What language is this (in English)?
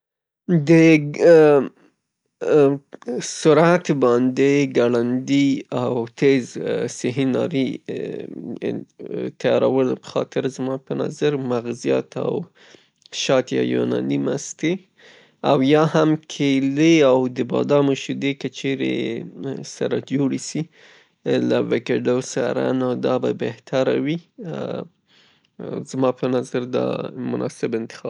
Pashto